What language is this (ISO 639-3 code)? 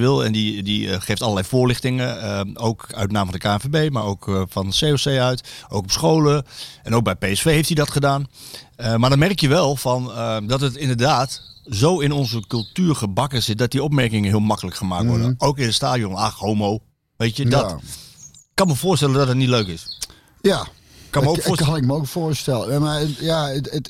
nld